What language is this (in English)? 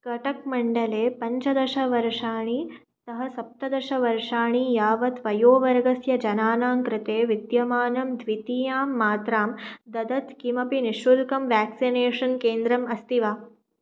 Sanskrit